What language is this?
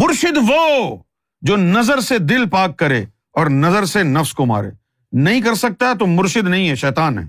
Urdu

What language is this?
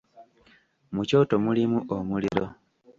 Ganda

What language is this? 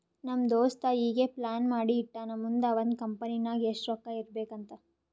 Kannada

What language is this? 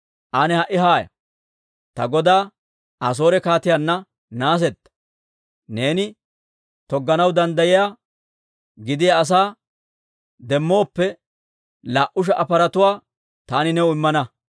Dawro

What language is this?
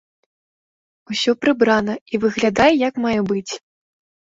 Belarusian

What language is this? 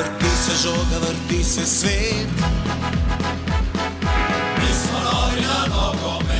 Romanian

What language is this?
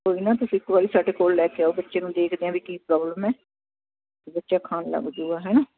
Punjabi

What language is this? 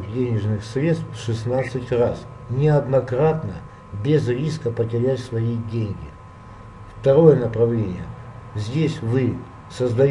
Russian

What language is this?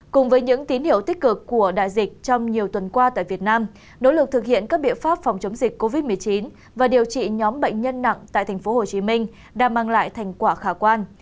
Vietnamese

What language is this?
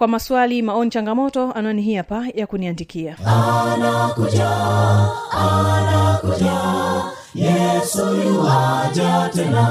Swahili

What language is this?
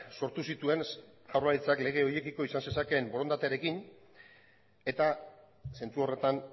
Basque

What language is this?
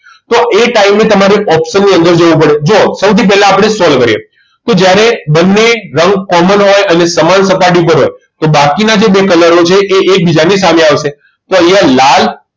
Gujarati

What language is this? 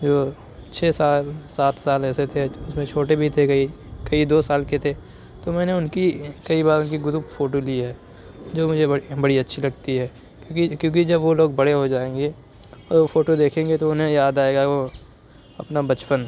Urdu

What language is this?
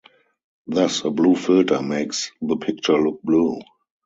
English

